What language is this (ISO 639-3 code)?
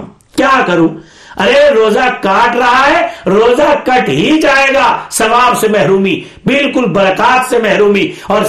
urd